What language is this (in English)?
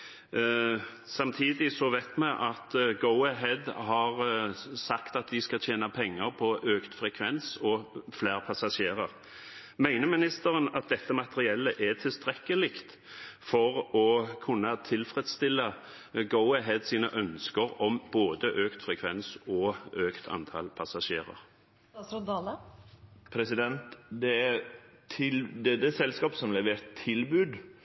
Norwegian